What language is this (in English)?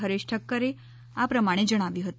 Gujarati